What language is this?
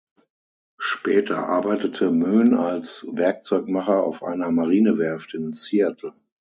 German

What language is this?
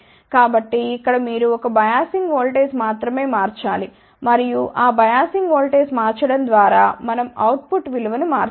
Telugu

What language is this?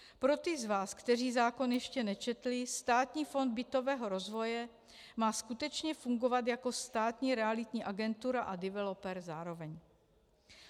Czech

